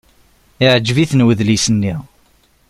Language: Kabyle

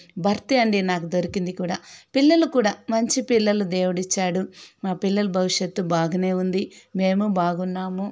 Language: Telugu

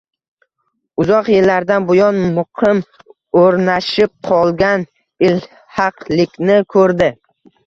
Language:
Uzbek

